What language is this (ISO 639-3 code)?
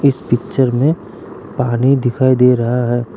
hin